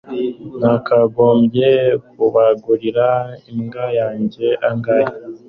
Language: Kinyarwanda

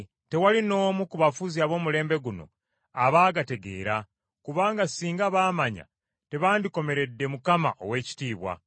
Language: Ganda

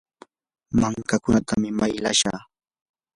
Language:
Yanahuanca Pasco Quechua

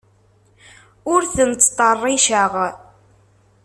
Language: Kabyle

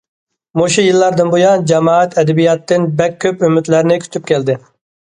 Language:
Uyghur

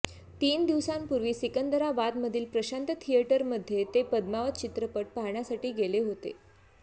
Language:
Marathi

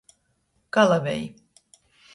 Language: Latgalian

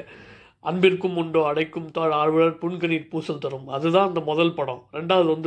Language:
Korean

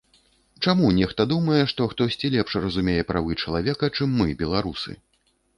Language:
Belarusian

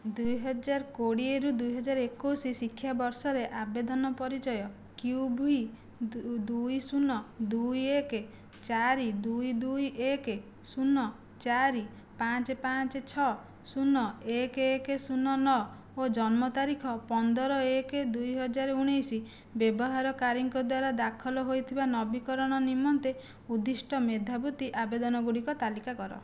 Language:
Odia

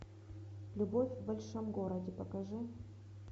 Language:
Russian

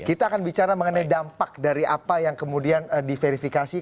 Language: Indonesian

